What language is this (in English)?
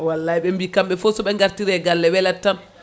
Fula